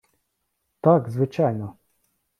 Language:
Ukrainian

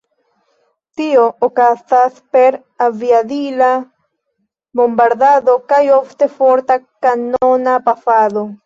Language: Esperanto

